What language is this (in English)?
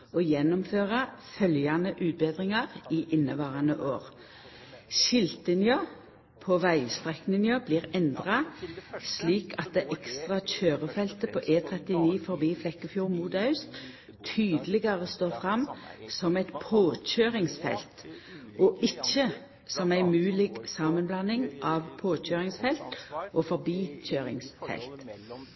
Norwegian Nynorsk